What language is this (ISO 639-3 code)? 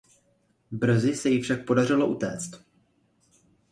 ces